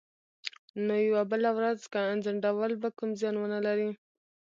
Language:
Pashto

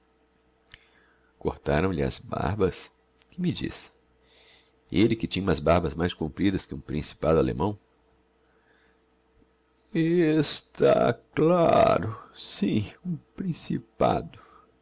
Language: Portuguese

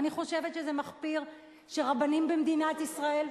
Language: Hebrew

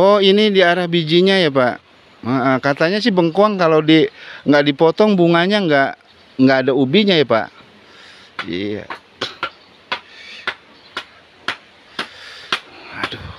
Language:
Indonesian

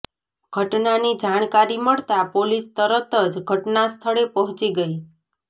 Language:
Gujarati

